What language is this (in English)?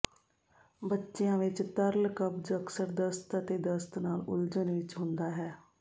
Punjabi